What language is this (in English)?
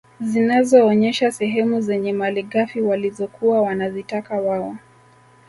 Swahili